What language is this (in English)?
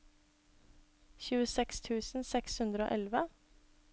Norwegian